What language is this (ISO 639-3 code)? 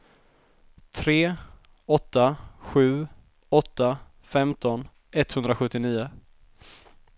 swe